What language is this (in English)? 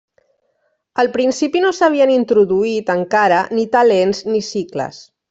Catalan